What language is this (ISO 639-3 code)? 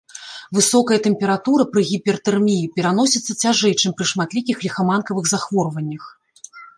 bel